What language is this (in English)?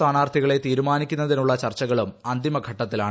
Malayalam